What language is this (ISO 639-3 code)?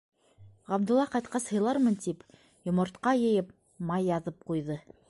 bak